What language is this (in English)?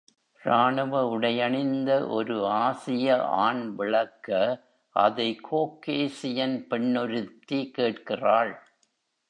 Tamil